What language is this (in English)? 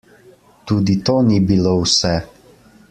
Slovenian